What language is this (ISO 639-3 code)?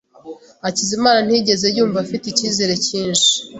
kin